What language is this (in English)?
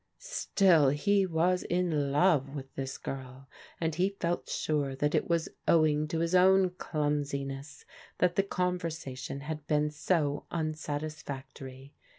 English